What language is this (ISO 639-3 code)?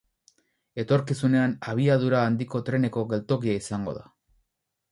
eus